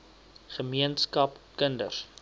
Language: Afrikaans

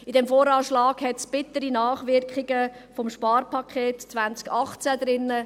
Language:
Swiss German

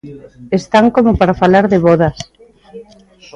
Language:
Galician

